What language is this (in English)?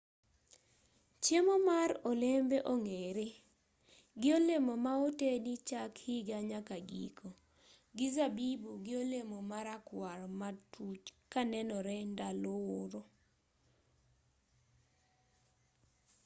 Luo (Kenya and Tanzania)